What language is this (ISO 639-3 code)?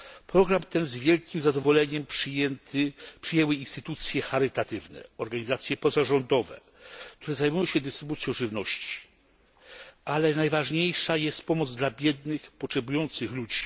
pol